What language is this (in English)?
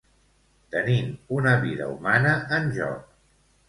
Catalan